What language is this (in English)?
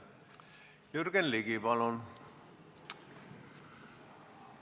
Estonian